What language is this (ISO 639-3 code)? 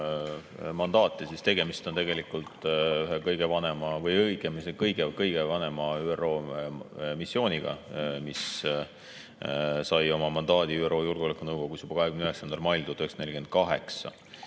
est